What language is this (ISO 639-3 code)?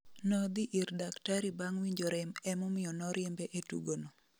luo